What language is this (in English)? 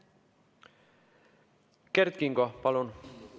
Estonian